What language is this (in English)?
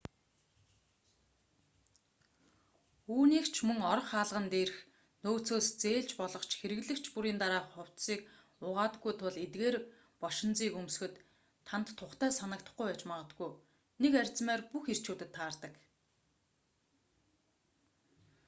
Mongolian